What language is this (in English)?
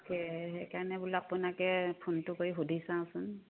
Assamese